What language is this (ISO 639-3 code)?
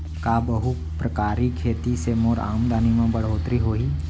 hne